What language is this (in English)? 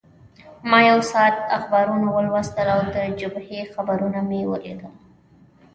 Pashto